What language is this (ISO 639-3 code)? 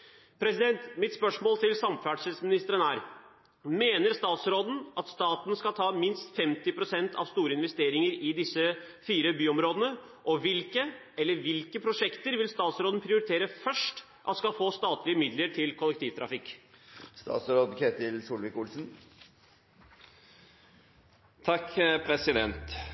nob